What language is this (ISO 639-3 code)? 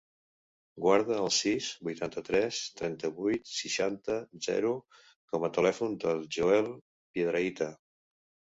cat